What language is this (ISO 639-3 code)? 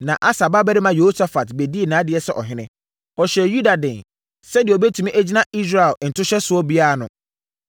aka